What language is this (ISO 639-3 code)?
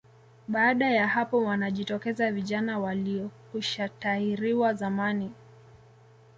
swa